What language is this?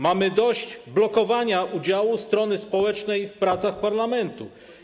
Polish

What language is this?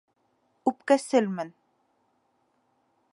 Bashkir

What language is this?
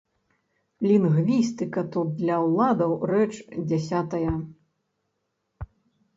Belarusian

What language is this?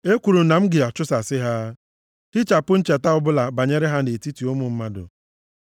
Igbo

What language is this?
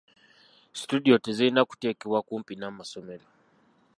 Ganda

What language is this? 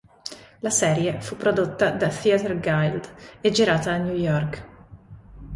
Italian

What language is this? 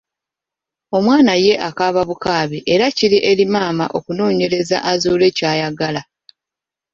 Ganda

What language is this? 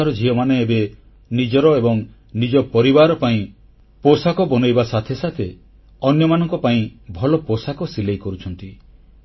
Odia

